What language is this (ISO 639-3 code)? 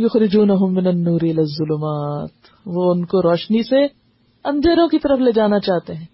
urd